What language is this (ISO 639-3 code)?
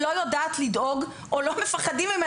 heb